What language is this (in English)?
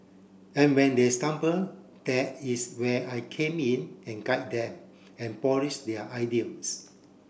English